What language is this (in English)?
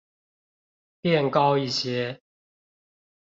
Chinese